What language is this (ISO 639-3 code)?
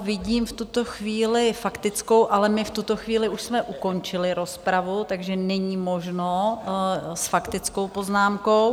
ces